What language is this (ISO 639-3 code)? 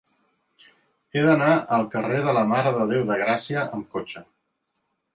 cat